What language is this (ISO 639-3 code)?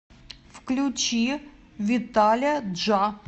rus